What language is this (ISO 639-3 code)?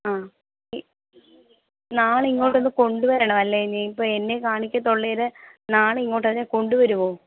mal